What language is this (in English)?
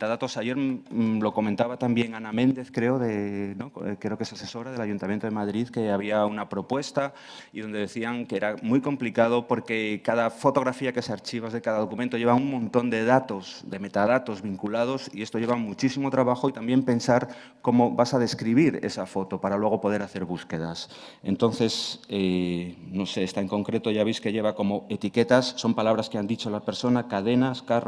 Spanish